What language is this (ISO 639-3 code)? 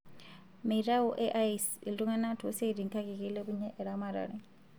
mas